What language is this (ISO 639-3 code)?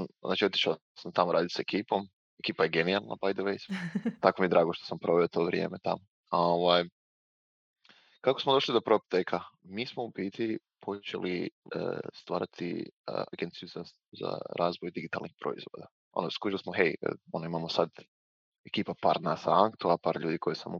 hrv